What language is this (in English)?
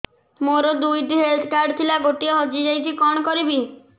Odia